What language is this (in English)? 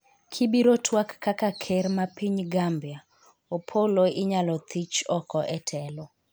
Luo (Kenya and Tanzania)